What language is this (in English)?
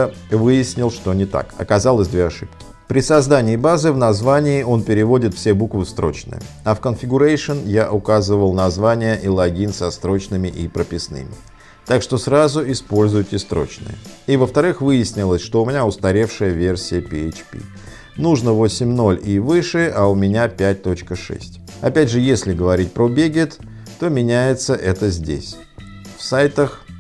Russian